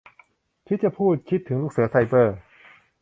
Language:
Thai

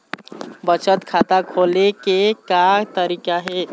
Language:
Chhattisgarhi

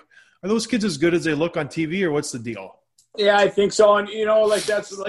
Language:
English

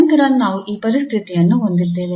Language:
Kannada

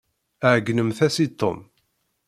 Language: Kabyle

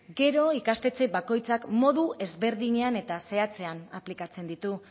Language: Basque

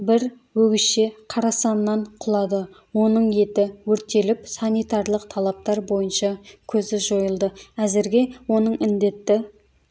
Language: Kazakh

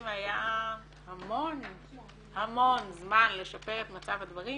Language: Hebrew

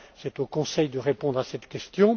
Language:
French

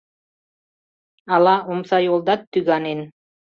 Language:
Mari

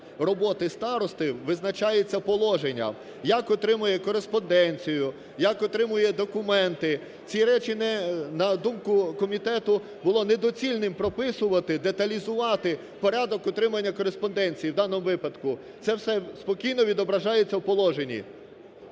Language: Ukrainian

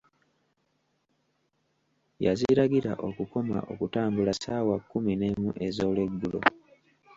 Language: Ganda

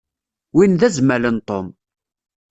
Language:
Kabyle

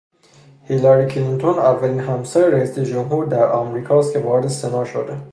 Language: Persian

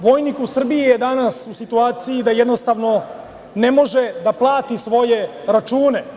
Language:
Serbian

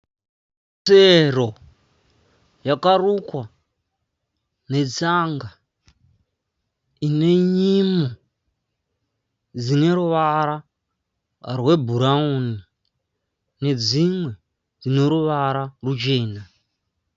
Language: Shona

